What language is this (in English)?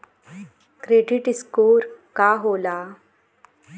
Bhojpuri